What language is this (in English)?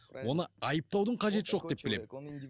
Kazakh